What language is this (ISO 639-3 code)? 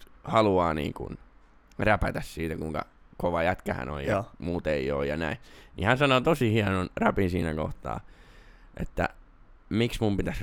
fin